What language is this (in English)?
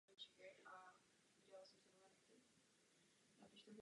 Czech